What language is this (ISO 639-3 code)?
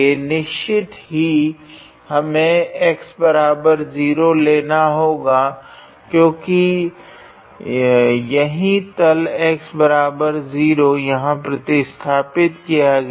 hin